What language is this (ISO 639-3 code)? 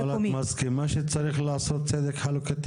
heb